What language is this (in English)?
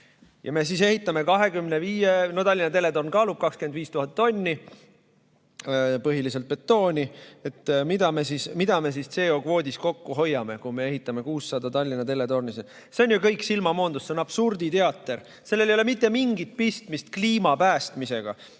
Estonian